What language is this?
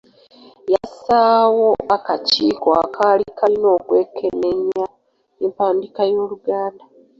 Ganda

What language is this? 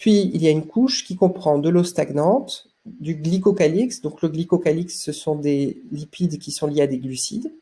French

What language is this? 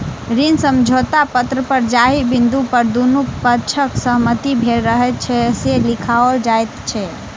Maithili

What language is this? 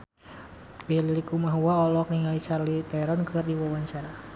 Sundanese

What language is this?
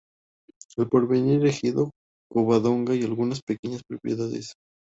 Spanish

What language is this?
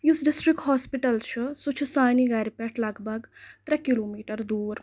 Kashmiri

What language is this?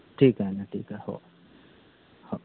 Marathi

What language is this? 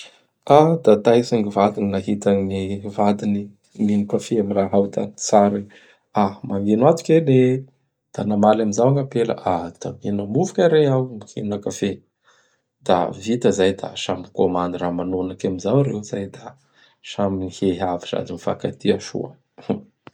Bara Malagasy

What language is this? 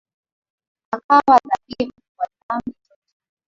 Swahili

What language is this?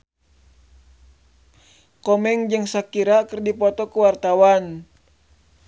Sundanese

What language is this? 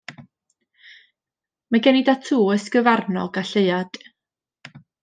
Welsh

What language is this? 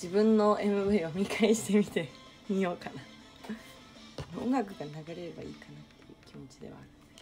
Japanese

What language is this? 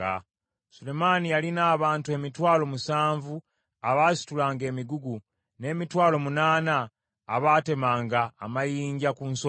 Ganda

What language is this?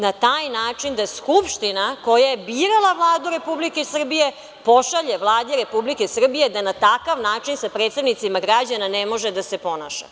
Serbian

